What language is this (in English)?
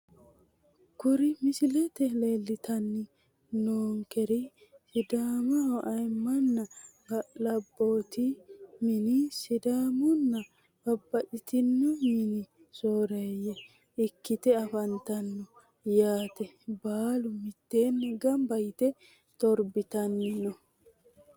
Sidamo